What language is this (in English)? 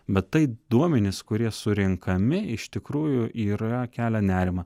Lithuanian